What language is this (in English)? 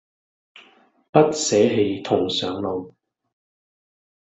Cantonese